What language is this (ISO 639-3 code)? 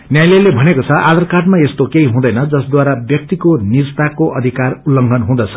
nep